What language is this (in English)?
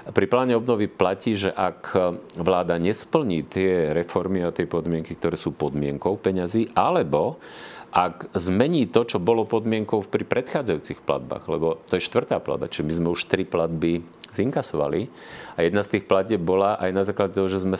Slovak